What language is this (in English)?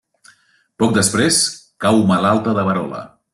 Catalan